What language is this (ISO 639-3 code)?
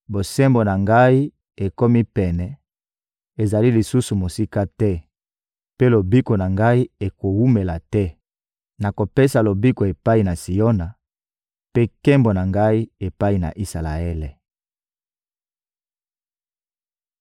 lin